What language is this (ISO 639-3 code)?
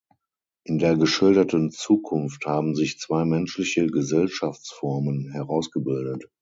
deu